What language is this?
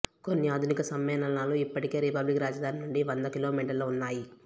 Telugu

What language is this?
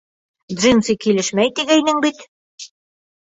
Bashkir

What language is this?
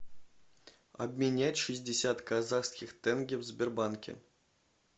Russian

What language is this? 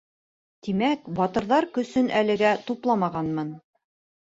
Bashkir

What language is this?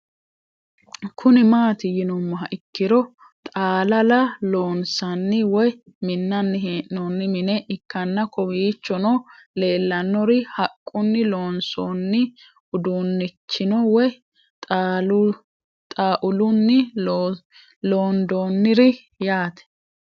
Sidamo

